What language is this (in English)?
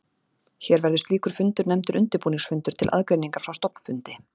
Icelandic